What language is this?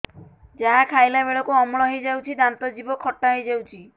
Odia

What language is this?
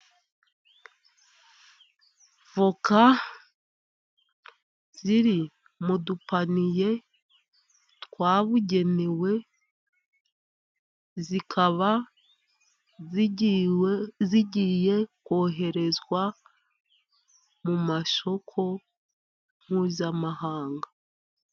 Kinyarwanda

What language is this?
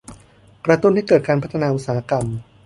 Thai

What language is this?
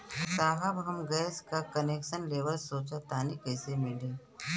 Bhojpuri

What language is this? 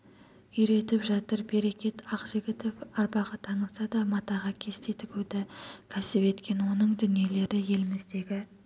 Kazakh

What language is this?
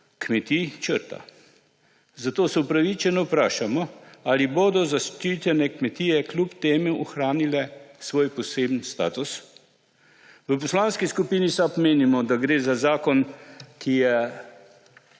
Slovenian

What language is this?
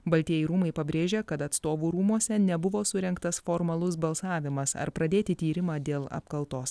Lithuanian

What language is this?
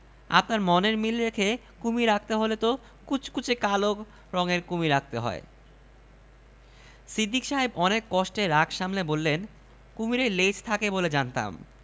Bangla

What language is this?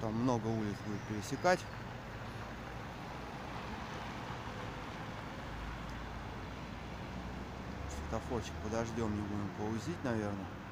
Russian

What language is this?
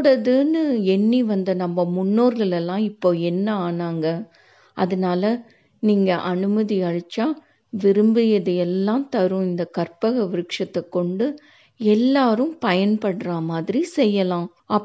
Tamil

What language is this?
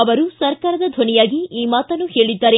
Kannada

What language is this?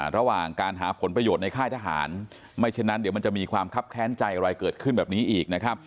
Thai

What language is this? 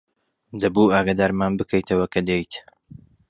Central Kurdish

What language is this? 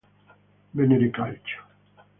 Italian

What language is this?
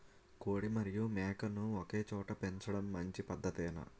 Telugu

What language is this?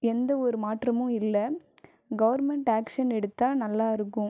Tamil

